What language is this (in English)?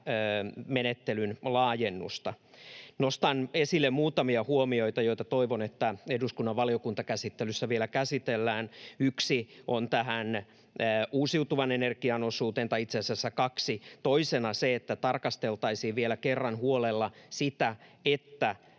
Finnish